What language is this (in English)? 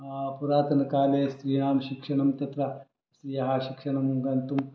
Sanskrit